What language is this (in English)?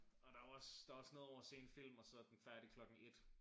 Danish